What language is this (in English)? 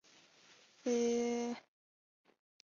Chinese